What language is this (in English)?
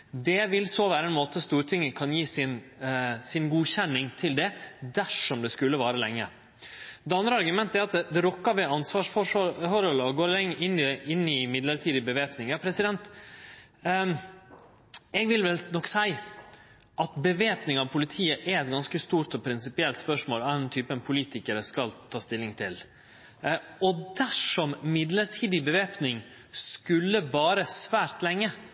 Norwegian Nynorsk